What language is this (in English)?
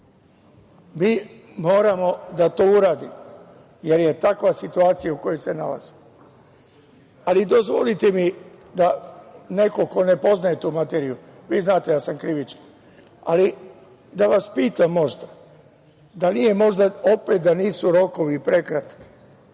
Serbian